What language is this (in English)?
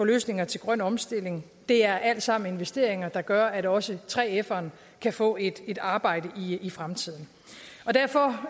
Danish